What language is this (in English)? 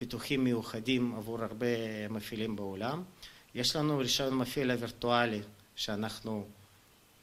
Hebrew